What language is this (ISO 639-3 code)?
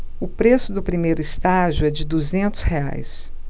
por